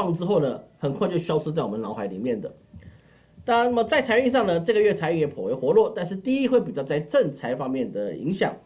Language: Chinese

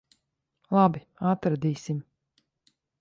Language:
Latvian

